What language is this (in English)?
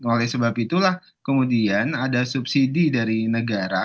Indonesian